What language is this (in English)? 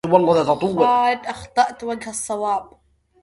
Arabic